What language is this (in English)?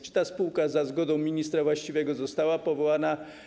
Polish